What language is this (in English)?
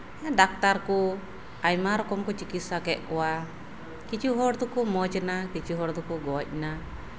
Santali